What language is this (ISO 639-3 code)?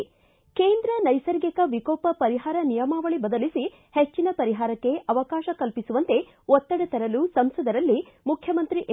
kan